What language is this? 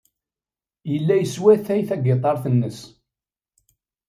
Kabyle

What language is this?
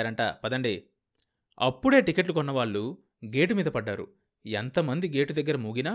Telugu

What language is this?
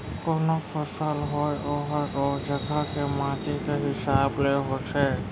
Chhattisgarhi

